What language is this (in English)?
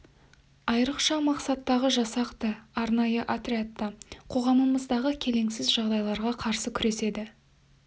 Kazakh